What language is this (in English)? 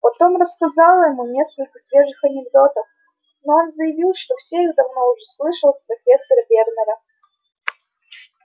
Russian